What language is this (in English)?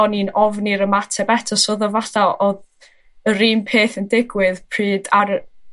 Welsh